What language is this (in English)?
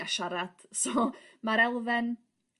Welsh